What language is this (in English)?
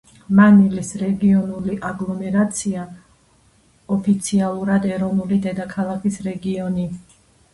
Georgian